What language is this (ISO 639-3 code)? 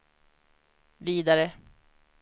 swe